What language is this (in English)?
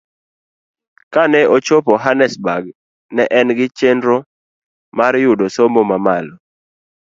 Luo (Kenya and Tanzania)